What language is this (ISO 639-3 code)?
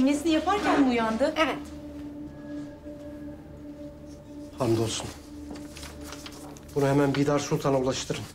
tur